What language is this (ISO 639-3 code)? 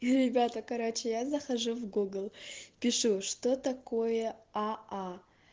rus